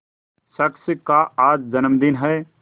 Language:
Hindi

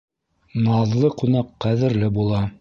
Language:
Bashkir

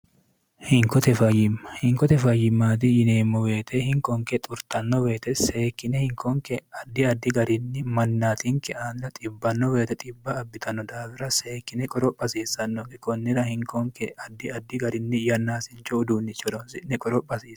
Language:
Sidamo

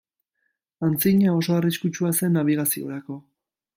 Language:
Basque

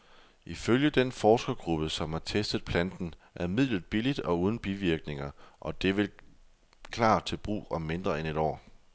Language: Danish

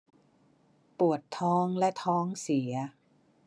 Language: Thai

